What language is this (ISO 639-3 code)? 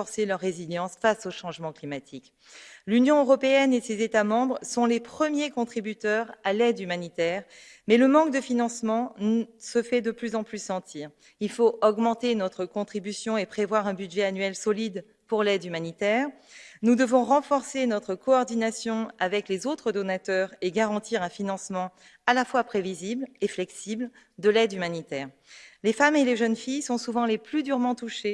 fra